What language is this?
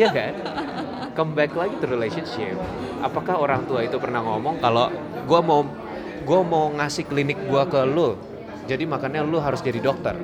Indonesian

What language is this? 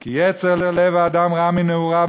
Hebrew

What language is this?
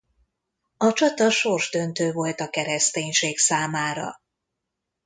Hungarian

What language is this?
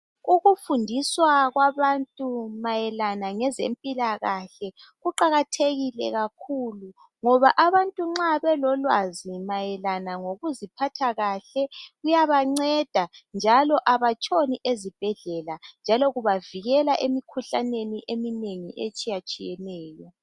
North Ndebele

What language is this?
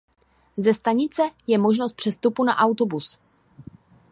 Czech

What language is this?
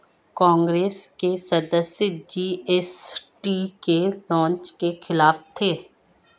Hindi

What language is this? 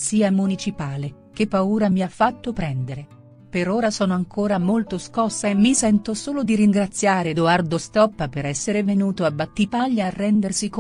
Italian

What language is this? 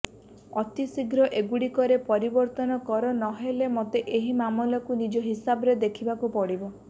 Odia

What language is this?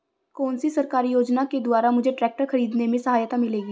Hindi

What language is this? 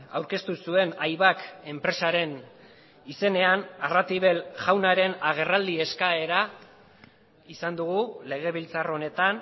Basque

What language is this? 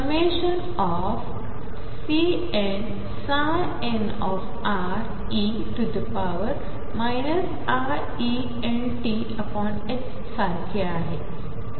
Marathi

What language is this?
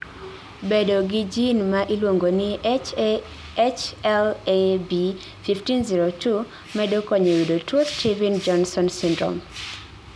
Luo (Kenya and Tanzania)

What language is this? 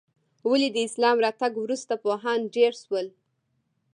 Pashto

